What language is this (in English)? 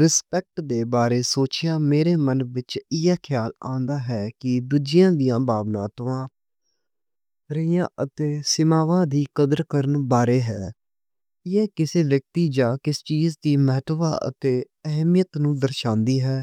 Western Panjabi